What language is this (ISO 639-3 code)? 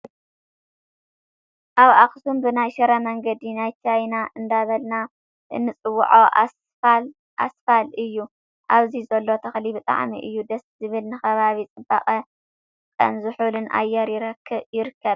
tir